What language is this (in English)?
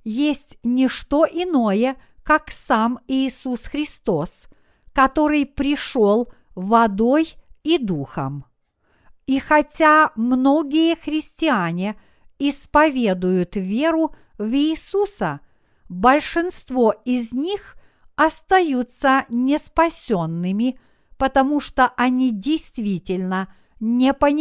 Russian